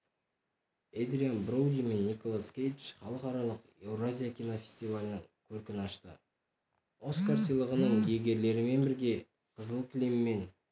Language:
Kazakh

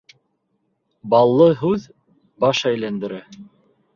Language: Bashkir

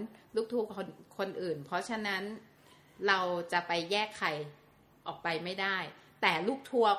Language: Thai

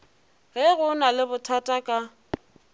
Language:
Northern Sotho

